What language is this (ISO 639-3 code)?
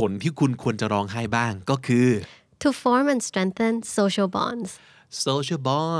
tha